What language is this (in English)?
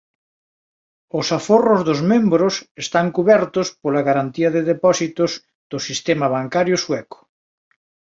Galician